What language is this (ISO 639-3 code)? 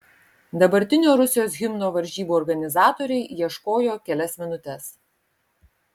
lit